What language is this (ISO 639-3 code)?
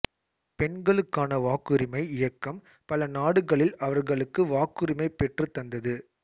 tam